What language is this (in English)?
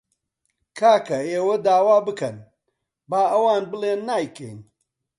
Central Kurdish